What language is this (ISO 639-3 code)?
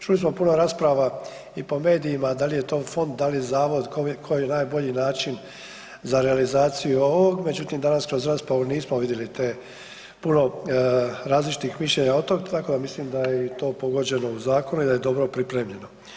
hrv